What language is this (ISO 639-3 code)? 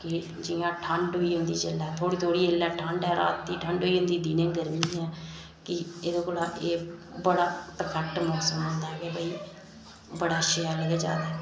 doi